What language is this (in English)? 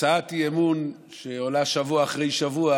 Hebrew